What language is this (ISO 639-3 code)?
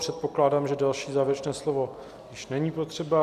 ces